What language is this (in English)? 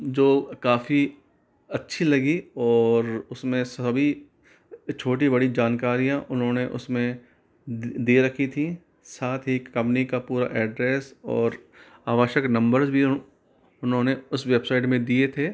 Hindi